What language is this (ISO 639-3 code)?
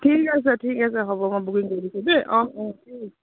asm